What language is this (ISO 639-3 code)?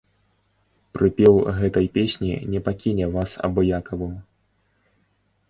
bel